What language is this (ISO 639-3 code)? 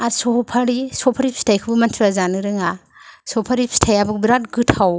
brx